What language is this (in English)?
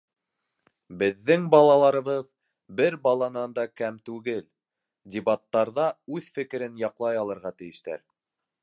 Bashkir